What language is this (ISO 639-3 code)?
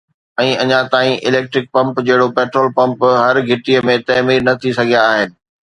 snd